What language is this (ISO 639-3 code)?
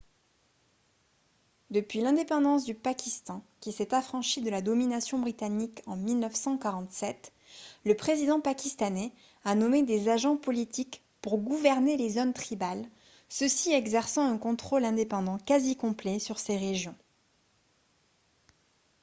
fra